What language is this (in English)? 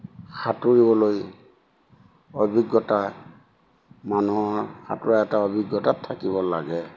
Assamese